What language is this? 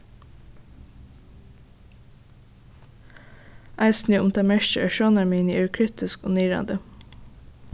Faroese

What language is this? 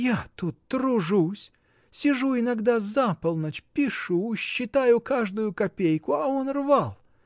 Russian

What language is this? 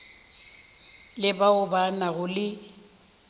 Northern Sotho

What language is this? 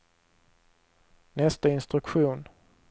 Swedish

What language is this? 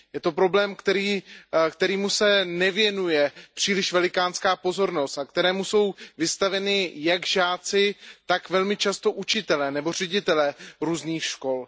Czech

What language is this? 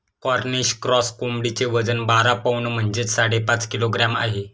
Marathi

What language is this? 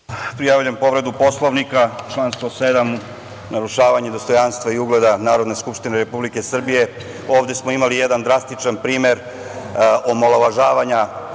Serbian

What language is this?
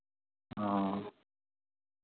Maithili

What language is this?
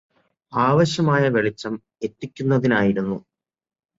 Malayalam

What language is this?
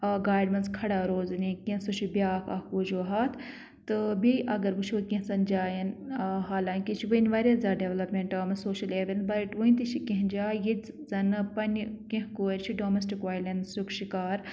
Kashmiri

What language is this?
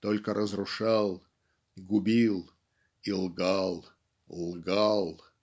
Russian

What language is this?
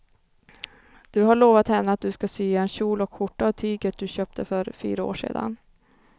Swedish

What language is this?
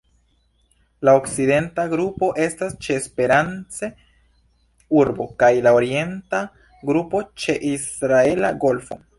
Esperanto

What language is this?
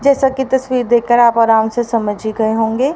Hindi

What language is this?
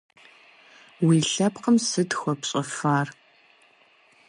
Kabardian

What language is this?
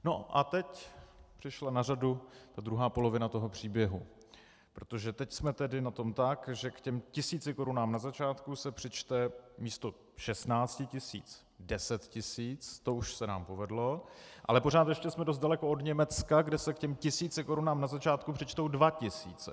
Czech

